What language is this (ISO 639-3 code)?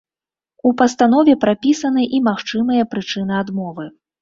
bel